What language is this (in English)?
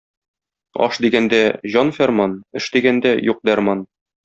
Tatar